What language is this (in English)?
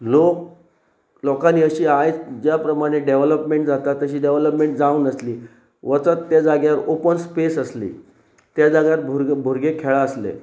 Konkani